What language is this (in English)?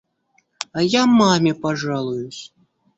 Russian